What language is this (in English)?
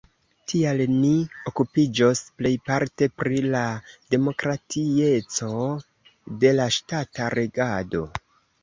Esperanto